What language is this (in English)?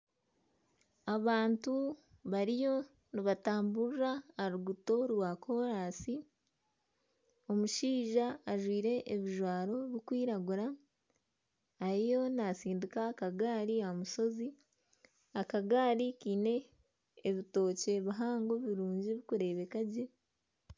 Nyankole